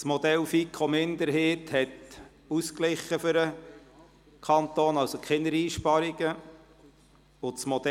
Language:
Swiss German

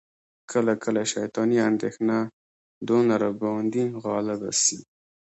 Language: Pashto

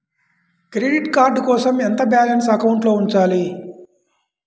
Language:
Telugu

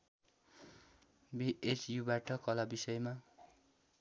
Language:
Nepali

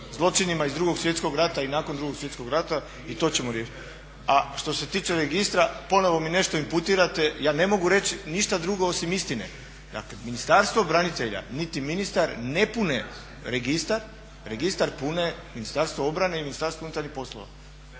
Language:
Croatian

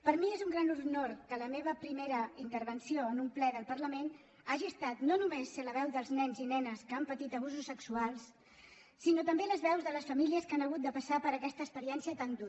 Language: Catalan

